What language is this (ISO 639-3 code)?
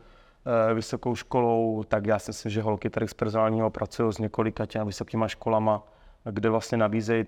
ces